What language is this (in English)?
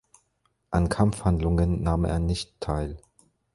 German